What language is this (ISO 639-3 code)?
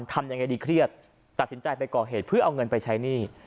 tha